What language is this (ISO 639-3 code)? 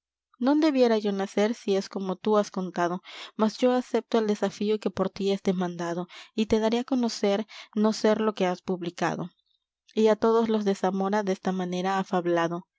spa